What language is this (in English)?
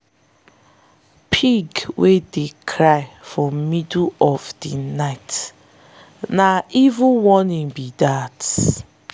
Nigerian Pidgin